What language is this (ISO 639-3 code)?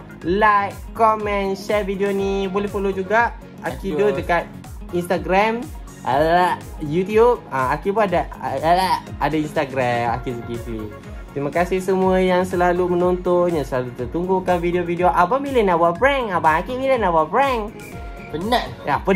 msa